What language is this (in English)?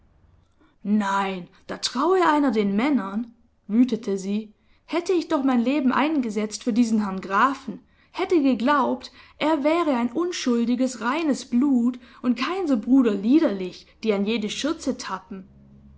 German